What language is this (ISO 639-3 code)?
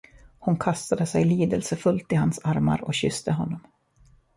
swe